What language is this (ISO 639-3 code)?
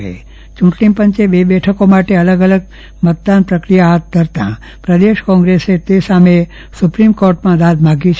guj